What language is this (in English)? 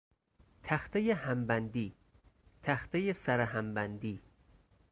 Persian